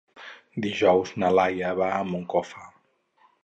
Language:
Catalan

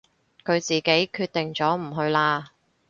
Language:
Cantonese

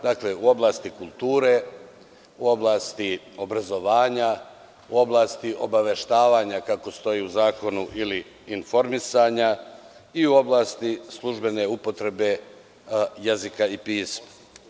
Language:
Serbian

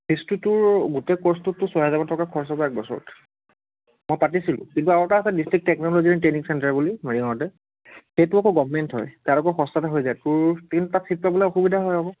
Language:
Assamese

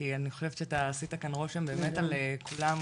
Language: Hebrew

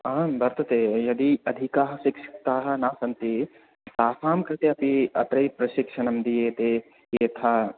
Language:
Sanskrit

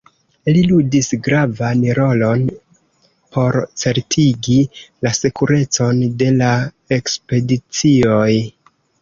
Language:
Esperanto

